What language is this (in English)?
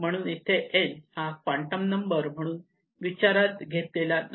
Marathi